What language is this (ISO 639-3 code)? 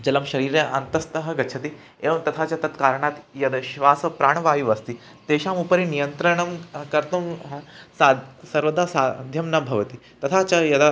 san